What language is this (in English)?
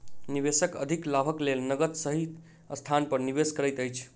Maithili